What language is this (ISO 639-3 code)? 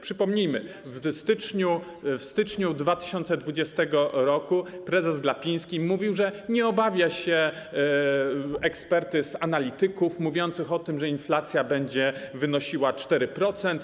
pol